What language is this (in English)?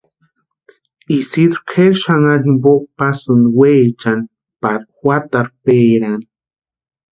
Western Highland Purepecha